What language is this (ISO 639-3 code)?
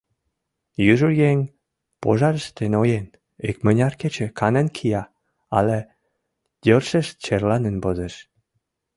chm